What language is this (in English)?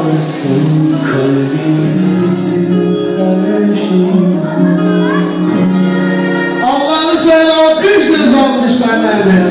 Arabic